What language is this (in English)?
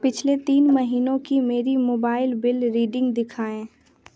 Hindi